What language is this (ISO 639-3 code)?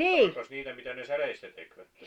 fin